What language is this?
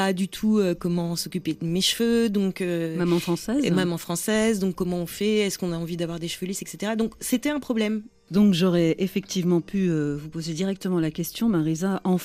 French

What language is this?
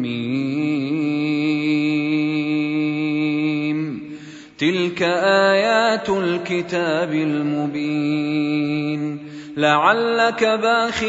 Arabic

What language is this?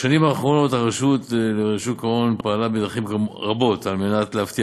Hebrew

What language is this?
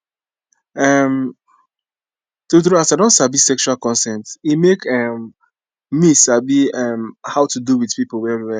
Nigerian Pidgin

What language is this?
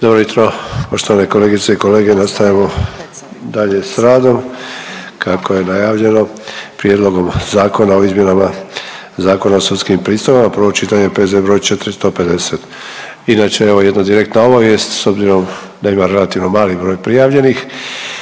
Croatian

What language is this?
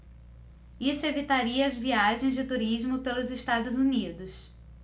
Portuguese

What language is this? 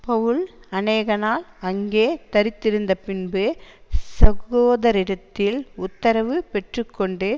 Tamil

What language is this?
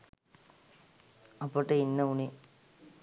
Sinhala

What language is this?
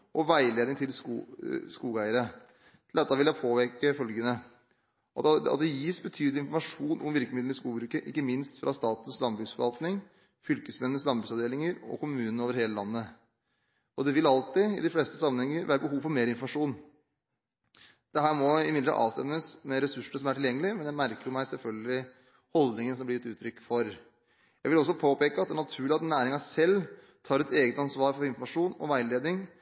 Norwegian Bokmål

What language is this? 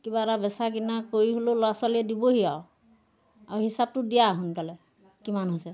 Assamese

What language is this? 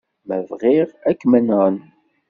Kabyle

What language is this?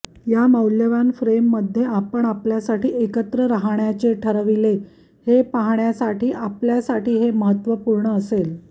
Marathi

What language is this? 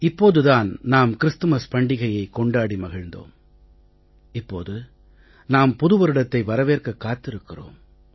Tamil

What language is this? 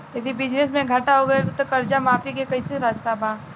Bhojpuri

